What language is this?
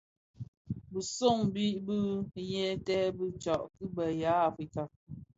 Bafia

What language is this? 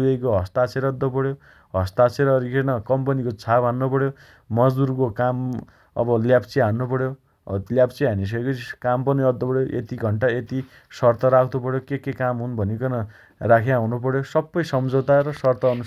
Dotyali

